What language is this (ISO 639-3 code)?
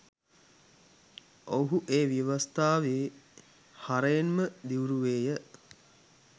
sin